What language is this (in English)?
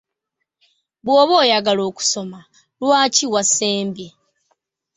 Ganda